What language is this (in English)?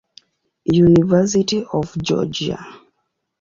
Swahili